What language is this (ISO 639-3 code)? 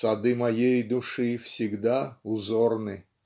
rus